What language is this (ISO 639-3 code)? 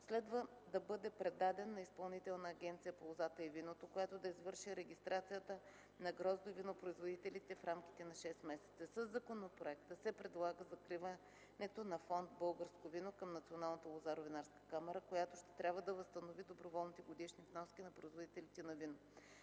bul